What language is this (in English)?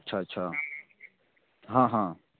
Maithili